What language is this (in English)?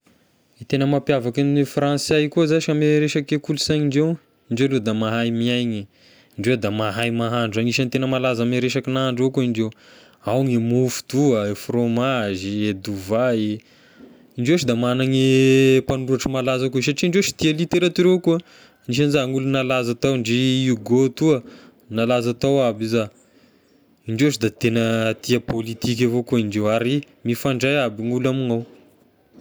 Tesaka Malagasy